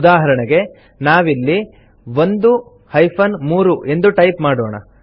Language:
Kannada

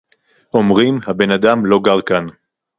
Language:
Hebrew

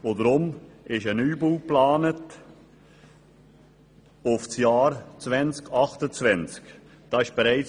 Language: Swiss German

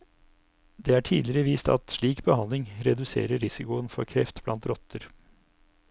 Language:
Norwegian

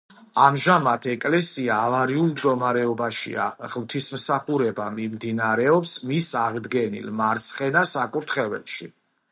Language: Georgian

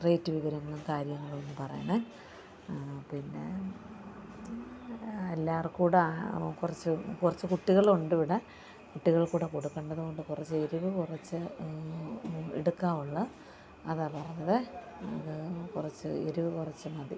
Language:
Malayalam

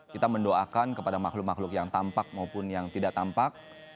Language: Indonesian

